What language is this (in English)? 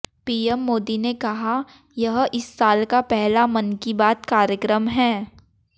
Hindi